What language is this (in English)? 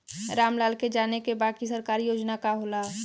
Bhojpuri